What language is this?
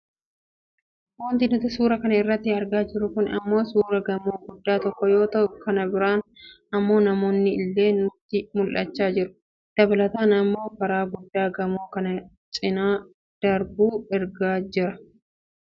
Oromo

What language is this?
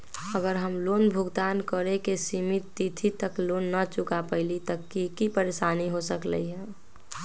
Magahi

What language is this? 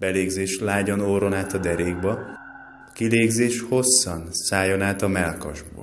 Hungarian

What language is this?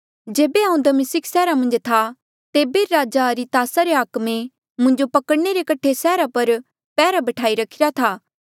Mandeali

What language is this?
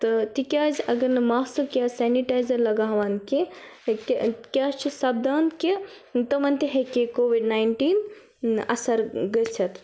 Kashmiri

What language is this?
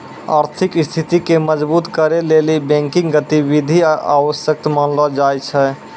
Maithili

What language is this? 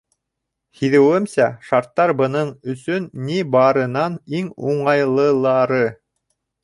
Bashkir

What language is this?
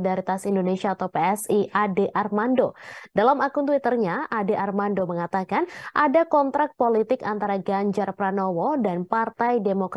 Indonesian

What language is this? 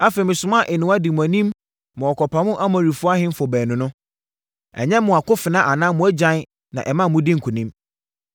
Akan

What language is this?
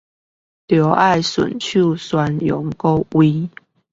Chinese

